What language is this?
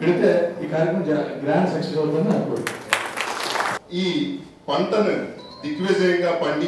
Telugu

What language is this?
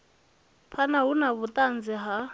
Venda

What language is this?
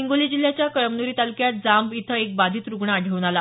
Marathi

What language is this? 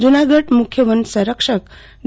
Gujarati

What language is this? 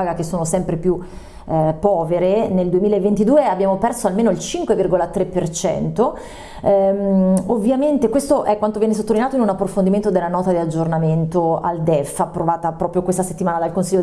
Italian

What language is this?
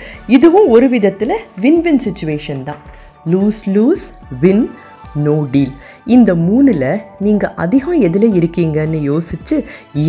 Tamil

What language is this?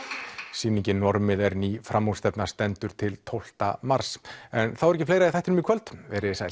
Icelandic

